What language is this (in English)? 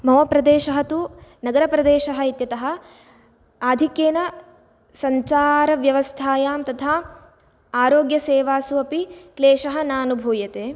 Sanskrit